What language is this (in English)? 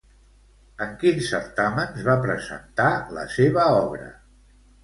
Catalan